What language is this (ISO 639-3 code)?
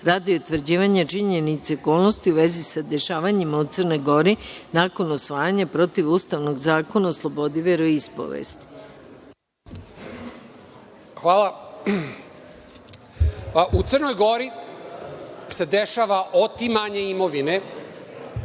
srp